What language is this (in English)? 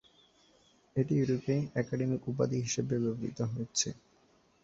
Bangla